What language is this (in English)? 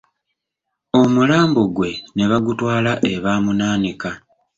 Ganda